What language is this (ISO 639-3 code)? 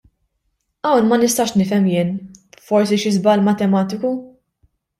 mlt